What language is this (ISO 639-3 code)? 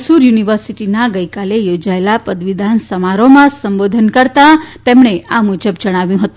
guj